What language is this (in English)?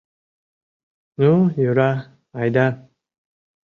Mari